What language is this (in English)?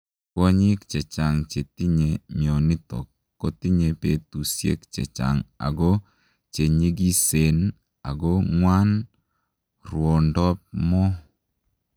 Kalenjin